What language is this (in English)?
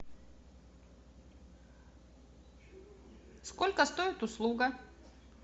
Russian